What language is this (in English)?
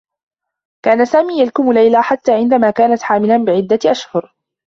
Arabic